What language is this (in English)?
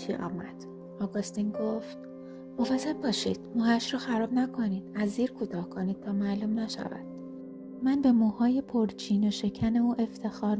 Persian